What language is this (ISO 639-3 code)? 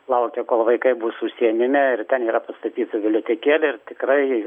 lit